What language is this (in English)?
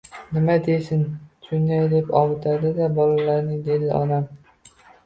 Uzbek